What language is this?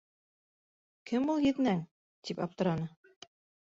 Bashkir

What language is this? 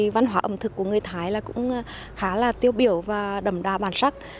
Vietnamese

